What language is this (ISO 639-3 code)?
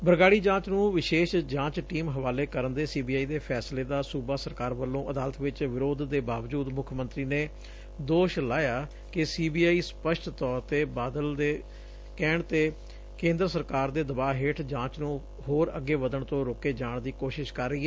pan